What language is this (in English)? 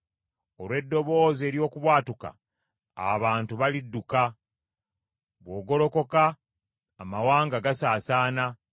Ganda